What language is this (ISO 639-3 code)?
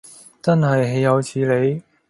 yue